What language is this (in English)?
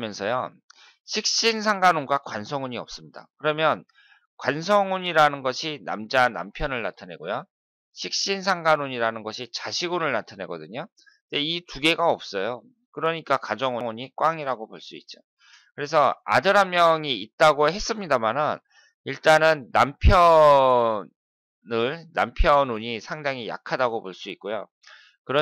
Korean